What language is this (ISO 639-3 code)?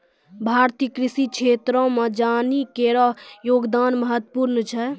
mai